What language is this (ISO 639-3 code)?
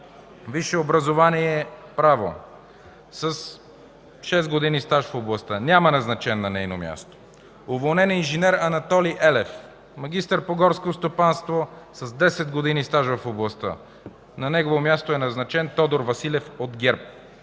bul